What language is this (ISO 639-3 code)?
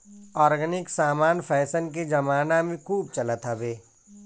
bho